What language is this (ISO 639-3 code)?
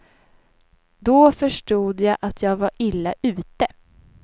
swe